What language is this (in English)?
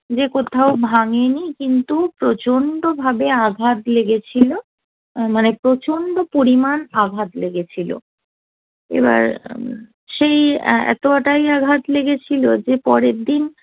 Bangla